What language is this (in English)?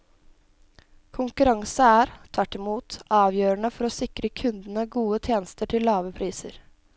Norwegian